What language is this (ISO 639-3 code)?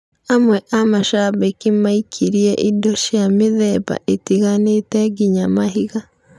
kik